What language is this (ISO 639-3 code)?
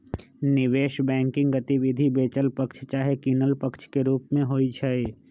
mag